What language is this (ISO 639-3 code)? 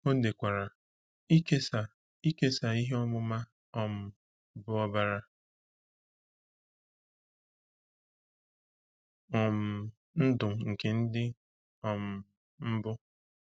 ibo